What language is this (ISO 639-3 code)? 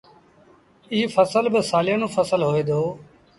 sbn